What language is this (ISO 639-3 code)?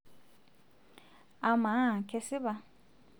mas